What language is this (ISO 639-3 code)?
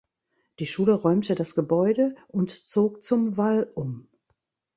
deu